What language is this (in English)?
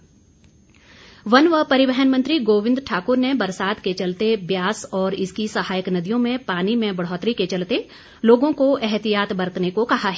Hindi